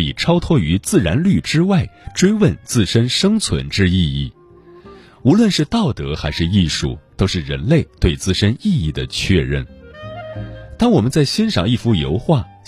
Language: Chinese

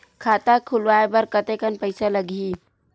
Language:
Chhattisgarhi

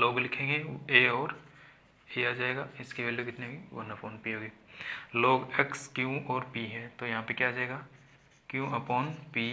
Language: Hindi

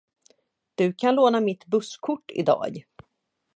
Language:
Swedish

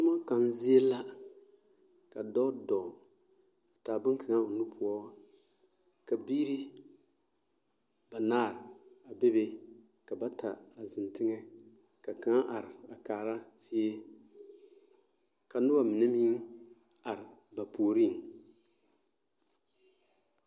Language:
Southern Dagaare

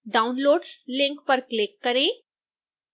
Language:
Hindi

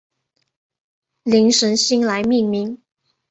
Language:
Chinese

